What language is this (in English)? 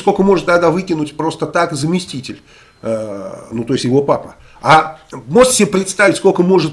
Russian